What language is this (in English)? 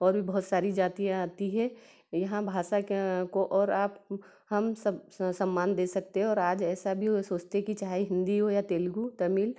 Hindi